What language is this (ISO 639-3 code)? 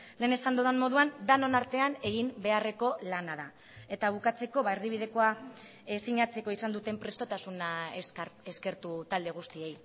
eus